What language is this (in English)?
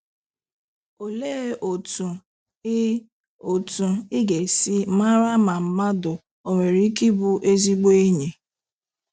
Igbo